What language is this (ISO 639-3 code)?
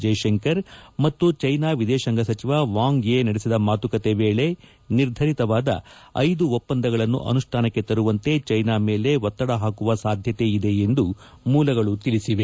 kan